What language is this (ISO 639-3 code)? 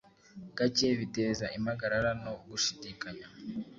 kin